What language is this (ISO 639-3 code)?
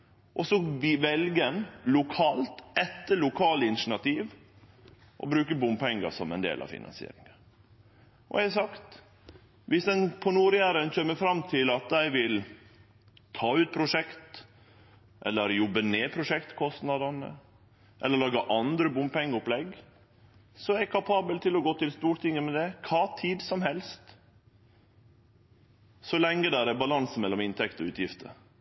nno